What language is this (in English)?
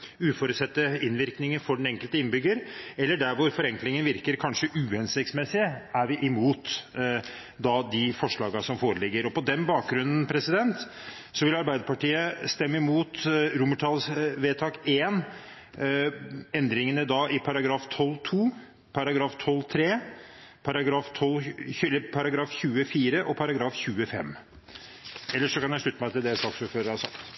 Norwegian Bokmål